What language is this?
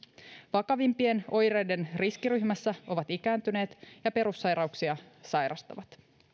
Finnish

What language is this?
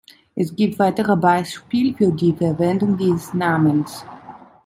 German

